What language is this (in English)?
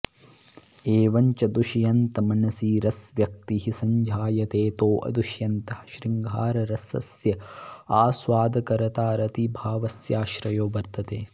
Sanskrit